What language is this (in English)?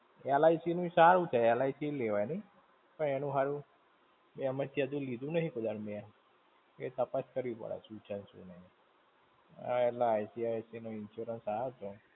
Gujarati